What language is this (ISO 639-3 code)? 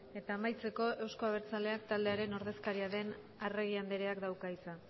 eus